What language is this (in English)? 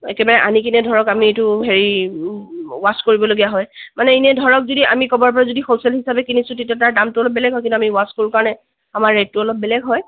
Assamese